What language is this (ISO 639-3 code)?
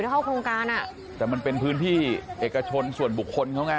tha